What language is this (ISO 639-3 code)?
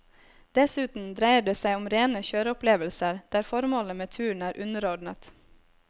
nor